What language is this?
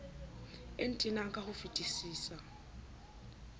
Southern Sotho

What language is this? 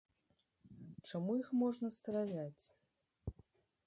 Belarusian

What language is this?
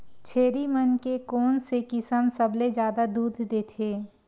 Chhattisgarhi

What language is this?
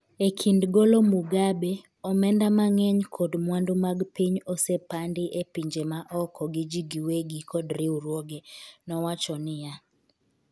Luo (Kenya and Tanzania)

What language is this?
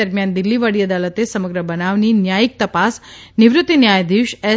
Gujarati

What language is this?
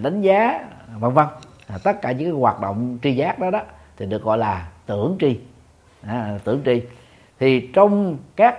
Vietnamese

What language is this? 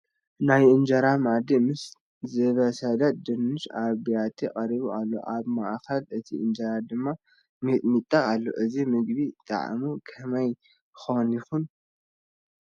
Tigrinya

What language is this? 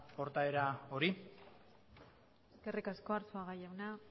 Basque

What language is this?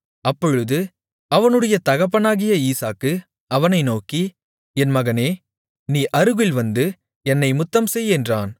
Tamil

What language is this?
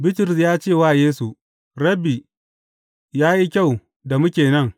Hausa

